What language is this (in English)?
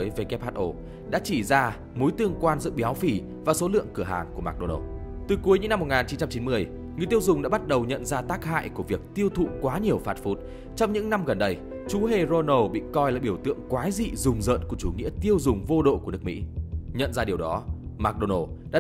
Vietnamese